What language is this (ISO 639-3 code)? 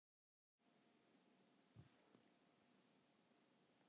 isl